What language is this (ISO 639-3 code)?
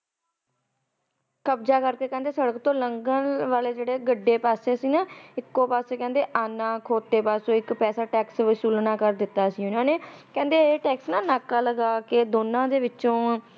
pan